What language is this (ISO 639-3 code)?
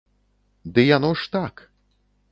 bel